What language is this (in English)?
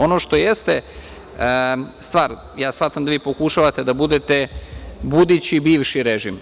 Serbian